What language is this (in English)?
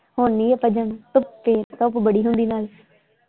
Punjabi